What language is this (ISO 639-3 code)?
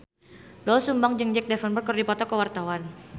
sun